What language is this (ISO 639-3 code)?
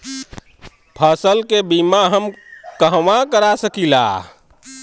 bho